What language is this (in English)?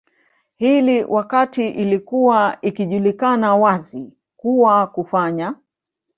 Swahili